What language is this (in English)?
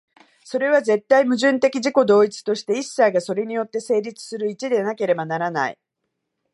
Japanese